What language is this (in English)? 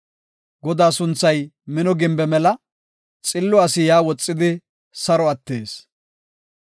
Gofa